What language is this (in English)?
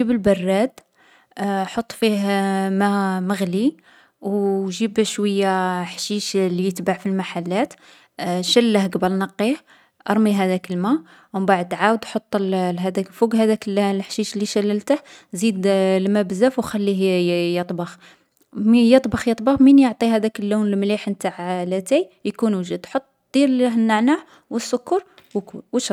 Algerian Arabic